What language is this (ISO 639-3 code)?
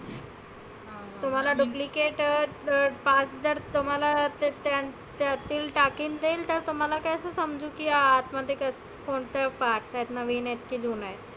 mar